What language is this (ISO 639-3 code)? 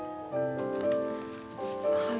jpn